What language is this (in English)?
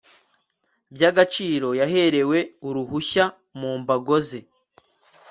Kinyarwanda